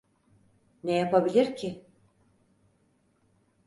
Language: Turkish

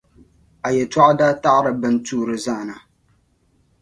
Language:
Dagbani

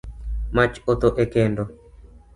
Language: Luo (Kenya and Tanzania)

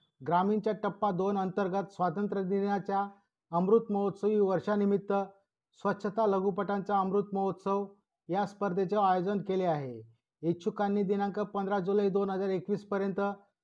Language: Marathi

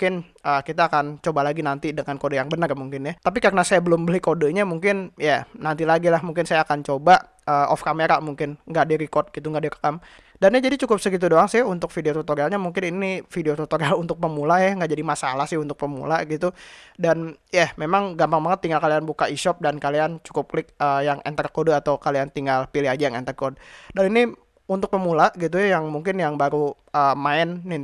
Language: Indonesian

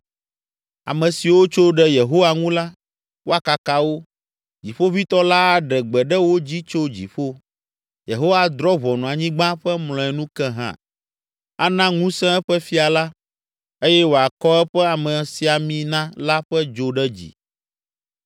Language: Ewe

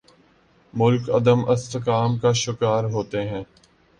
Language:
Urdu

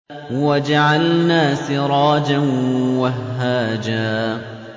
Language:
Arabic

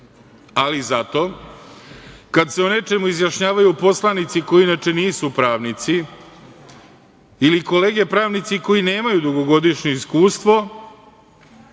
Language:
Serbian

